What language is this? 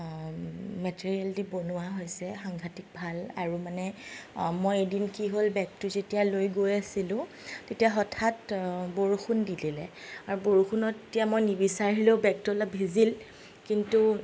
Assamese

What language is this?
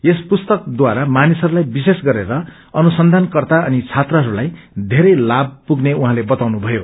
Nepali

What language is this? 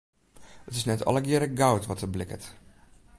Western Frisian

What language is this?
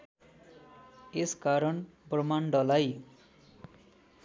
Nepali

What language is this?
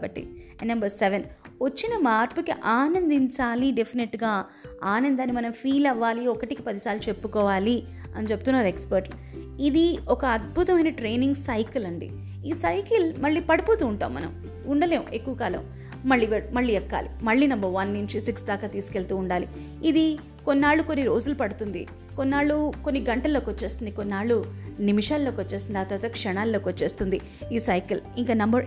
Telugu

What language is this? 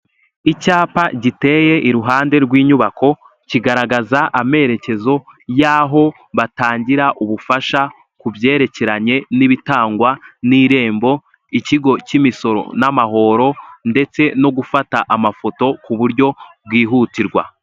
Kinyarwanda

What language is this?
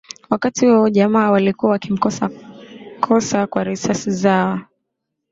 Swahili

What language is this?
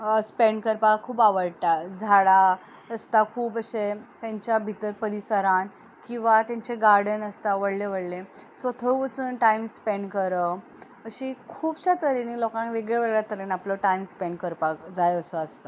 Konkani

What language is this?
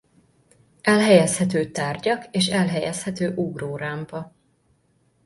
Hungarian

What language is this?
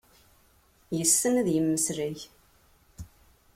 Kabyle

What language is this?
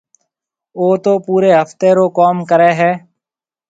Marwari (Pakistan)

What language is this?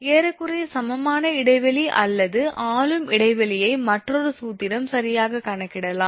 Tamil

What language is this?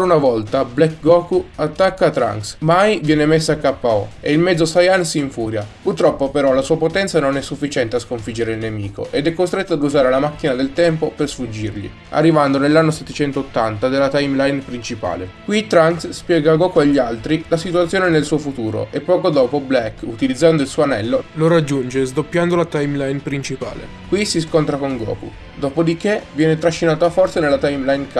Italian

